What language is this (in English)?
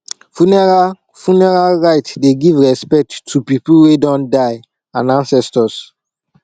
Nigerian Pidgin